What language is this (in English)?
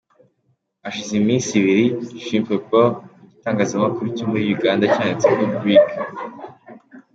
Kinyarwanda